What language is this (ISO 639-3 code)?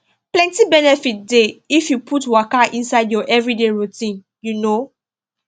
pcm